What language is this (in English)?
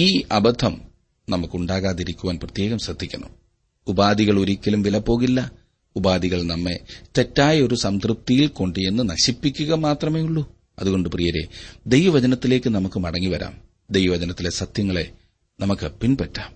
Malayalam